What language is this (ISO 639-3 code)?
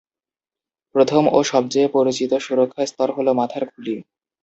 ben